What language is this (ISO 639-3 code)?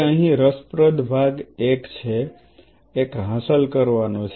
guj